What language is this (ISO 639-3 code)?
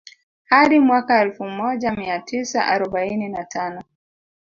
swa